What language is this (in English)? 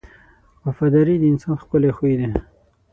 Pashto